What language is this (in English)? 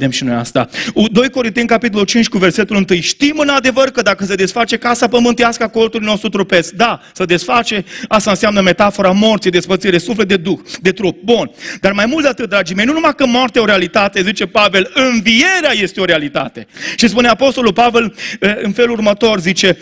Romanian